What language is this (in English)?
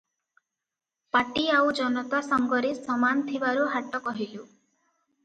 Odia